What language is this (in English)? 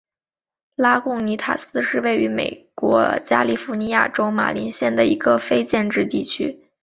Chinese